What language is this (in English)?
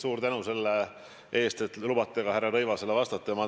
Estonian